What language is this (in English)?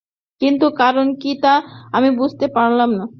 Bangla